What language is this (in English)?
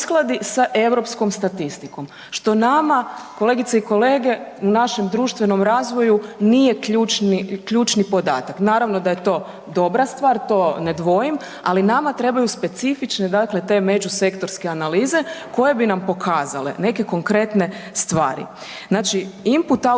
Croatian